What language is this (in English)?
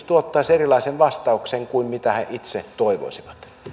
Finnish